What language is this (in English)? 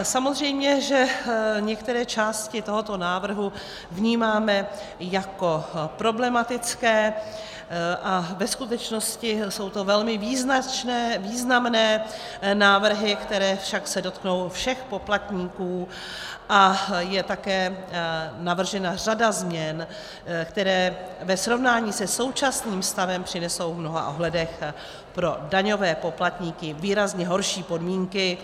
Czech